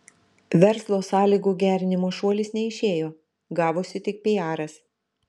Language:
Lithuanian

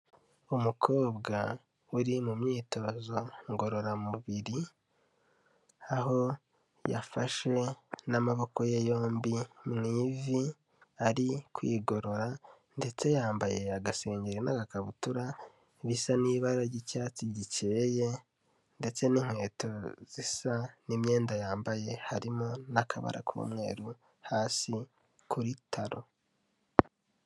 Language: Kinyarwanda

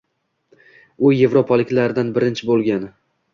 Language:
Uzbek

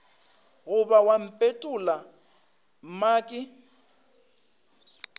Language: Northern Sotho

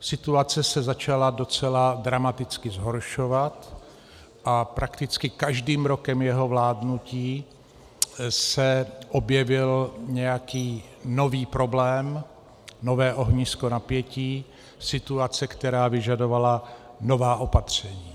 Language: Czech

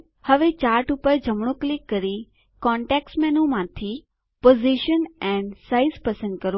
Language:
Gujarati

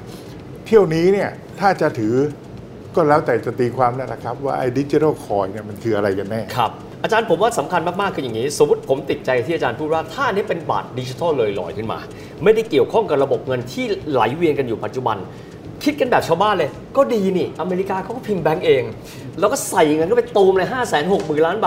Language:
Thai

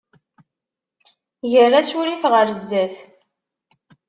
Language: Kabyle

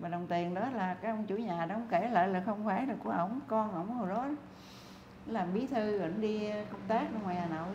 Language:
Vietnamese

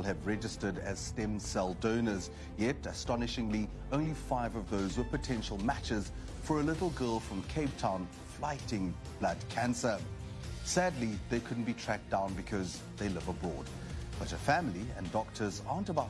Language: English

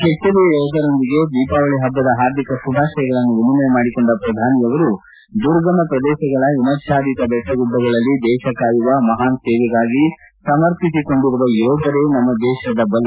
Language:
Kannada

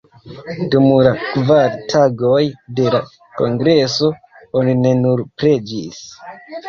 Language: Esperanto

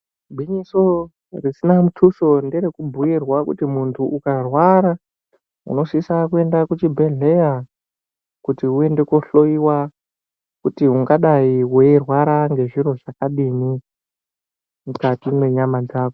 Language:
Ndau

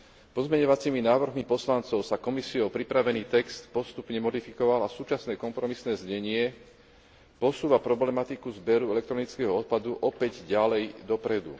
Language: Slovak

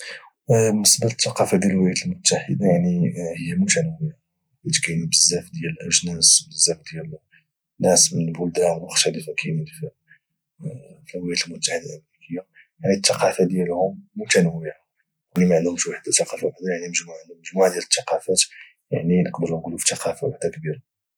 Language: Moroccan Arabic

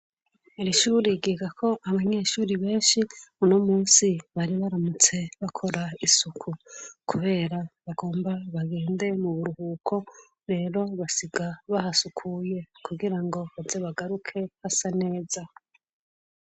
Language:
Rundi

